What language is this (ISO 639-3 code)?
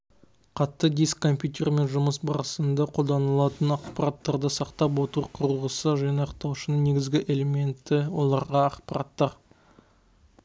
kaz